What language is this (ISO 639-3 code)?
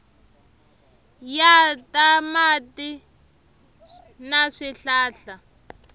tso